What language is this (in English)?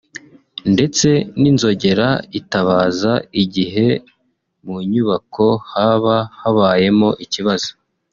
Kinyarwanda